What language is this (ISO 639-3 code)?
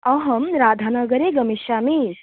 san